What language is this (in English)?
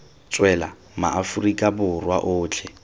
Tswana